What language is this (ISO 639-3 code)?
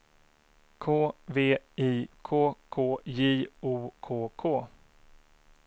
swe